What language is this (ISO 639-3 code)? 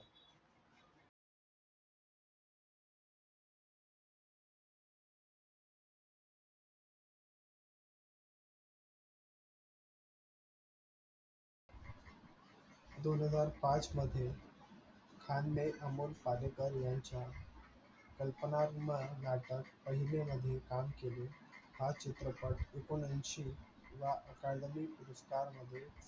mar